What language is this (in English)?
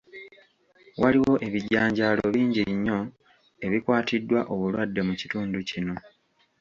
Ganda